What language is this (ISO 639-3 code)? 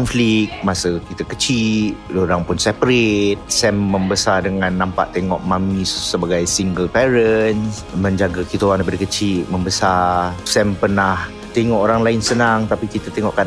msa